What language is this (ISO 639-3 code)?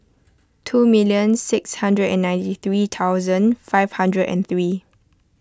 eng